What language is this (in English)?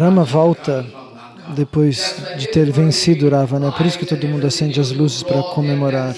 Portuguese